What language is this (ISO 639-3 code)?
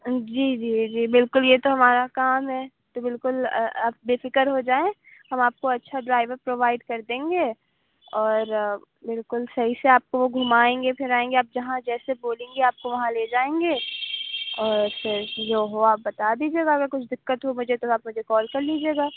urd